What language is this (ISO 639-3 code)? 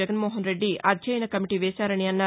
tel